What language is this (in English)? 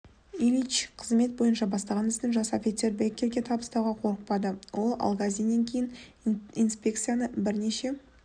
Kazakh